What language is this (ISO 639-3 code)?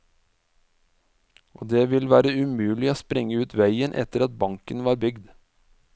nor